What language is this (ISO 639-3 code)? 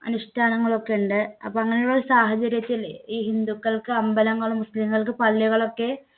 mal